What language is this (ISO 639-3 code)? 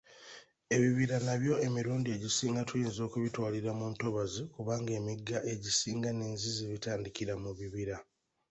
lug